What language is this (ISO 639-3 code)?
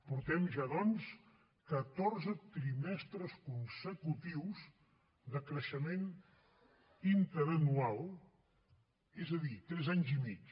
cat